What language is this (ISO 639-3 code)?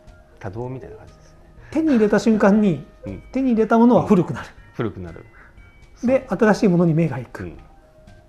jpn